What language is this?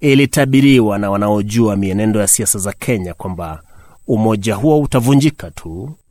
Swahili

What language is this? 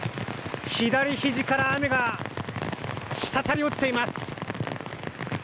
Japanese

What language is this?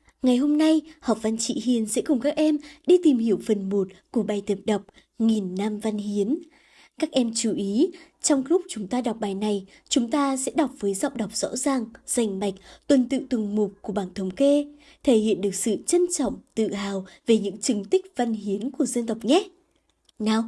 Vietnamese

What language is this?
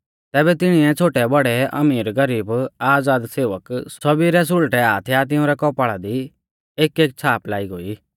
Mahasu Pahari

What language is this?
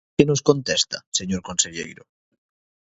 Galician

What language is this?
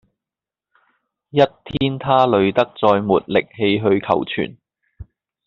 Cantonese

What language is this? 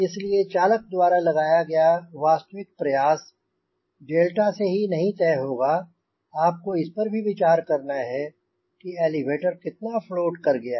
Hindi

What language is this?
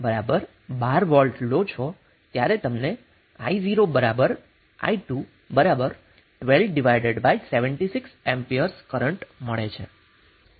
Gujarati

